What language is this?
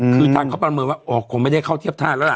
Thai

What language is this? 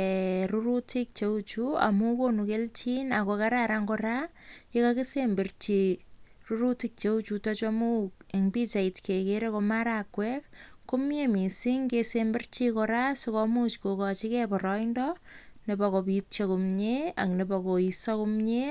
Kalenjin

